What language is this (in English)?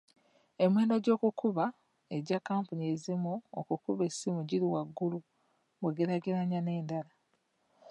Ganda